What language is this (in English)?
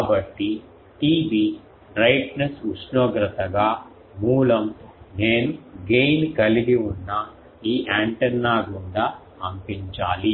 Telugu